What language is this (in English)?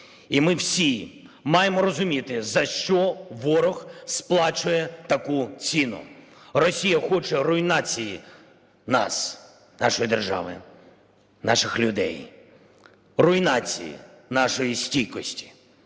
Ukrainian